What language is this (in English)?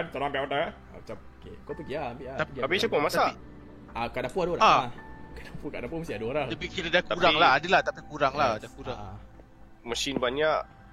Malay